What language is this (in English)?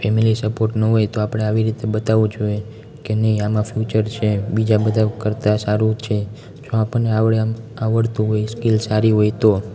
Gujarati